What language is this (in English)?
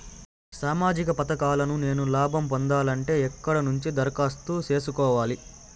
Telugu